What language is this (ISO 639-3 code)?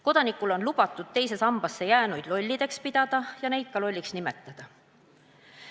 est